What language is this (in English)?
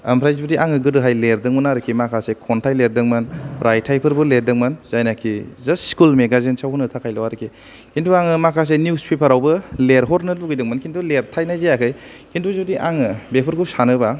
Bodo